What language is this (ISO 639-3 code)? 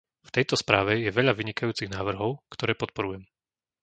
slk